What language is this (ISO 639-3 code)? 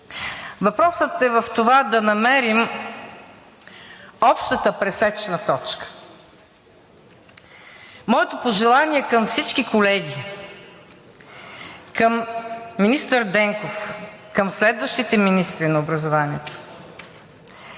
bul